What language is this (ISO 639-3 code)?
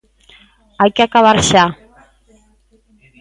glg